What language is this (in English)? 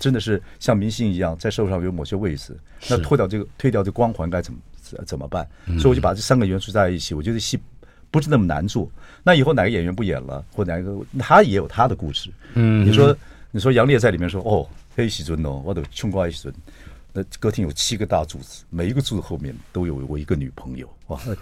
Chinese